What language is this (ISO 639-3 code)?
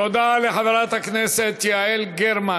heb